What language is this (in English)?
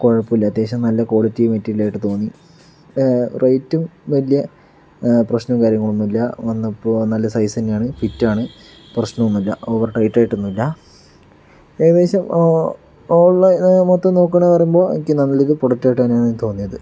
Malayalam